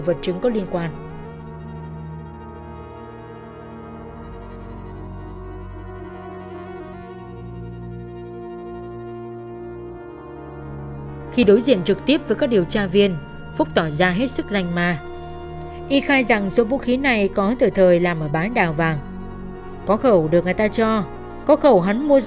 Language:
Vietnamese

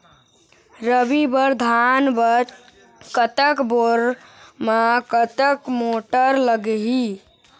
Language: Chhattisgarhi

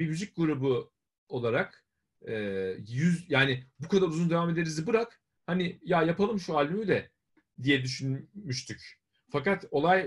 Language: Turkish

